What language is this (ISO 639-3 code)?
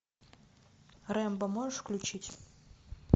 rus